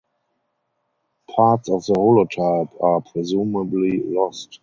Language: English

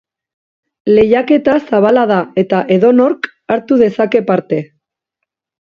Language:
Basque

